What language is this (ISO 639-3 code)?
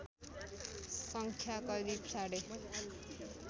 nep